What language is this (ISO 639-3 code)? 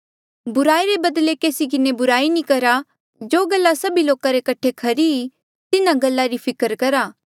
mjl